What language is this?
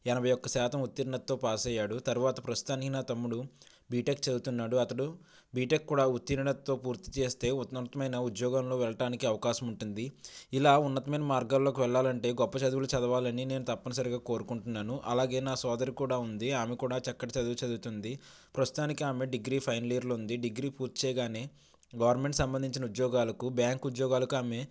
Telugu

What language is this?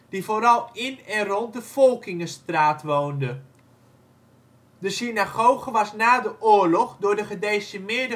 Dutch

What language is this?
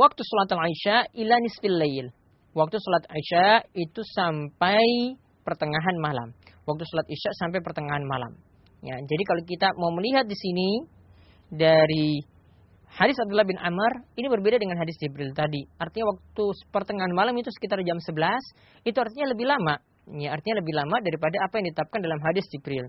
Malay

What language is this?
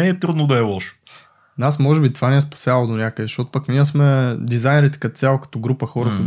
Bulgarian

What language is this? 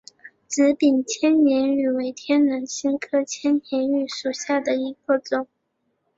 Chinese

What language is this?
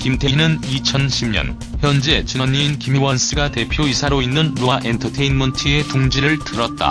Korean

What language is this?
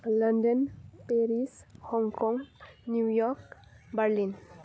Bodo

